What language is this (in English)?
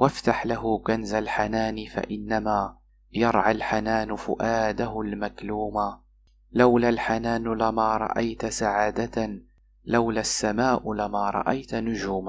Arabic